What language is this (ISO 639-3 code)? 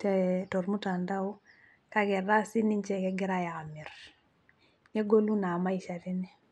mas